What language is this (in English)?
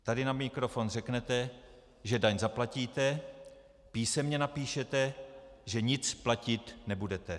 Czech